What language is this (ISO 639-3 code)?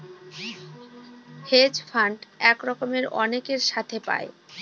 ben